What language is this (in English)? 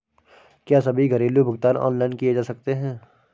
Hindi